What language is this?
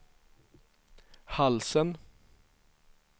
Swedish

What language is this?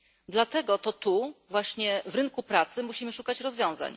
Polish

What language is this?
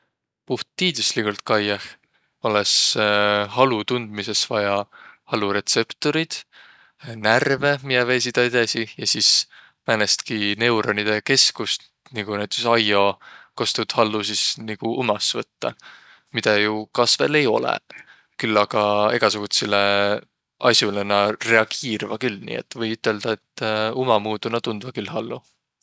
Võro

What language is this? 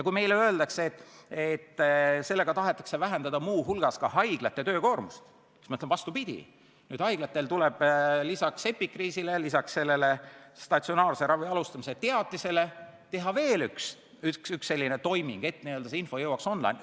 Estonian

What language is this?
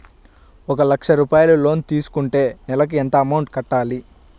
Telugu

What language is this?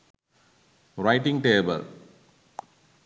Sinhala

